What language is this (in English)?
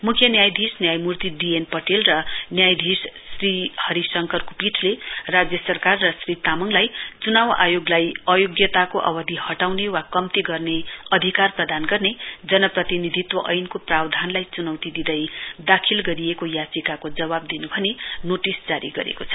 Nepali